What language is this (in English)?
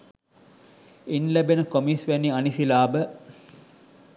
Sinhala